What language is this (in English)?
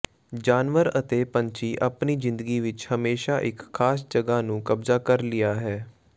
Punjabi